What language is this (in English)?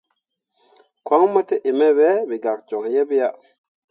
Mundang